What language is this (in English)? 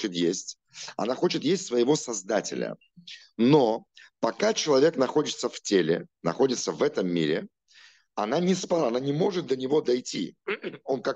Russian